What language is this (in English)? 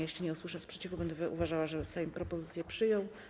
Polish